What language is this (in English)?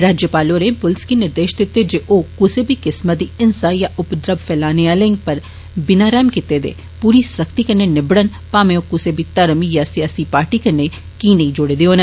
Dogri